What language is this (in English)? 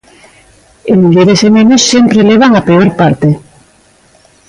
Galician